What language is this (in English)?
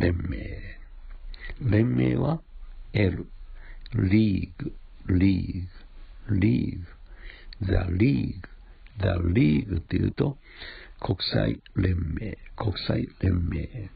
Japanese